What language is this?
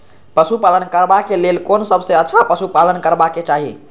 Maithili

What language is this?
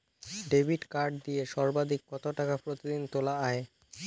Bangla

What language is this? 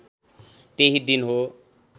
Nepali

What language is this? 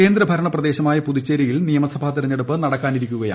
Malayalam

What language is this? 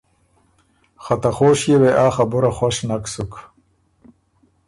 Ormuri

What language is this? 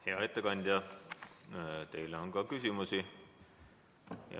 Estonian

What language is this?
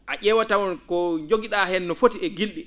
Fula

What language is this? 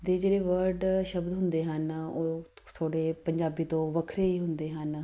Punjabi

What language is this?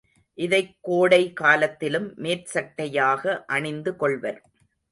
Tamil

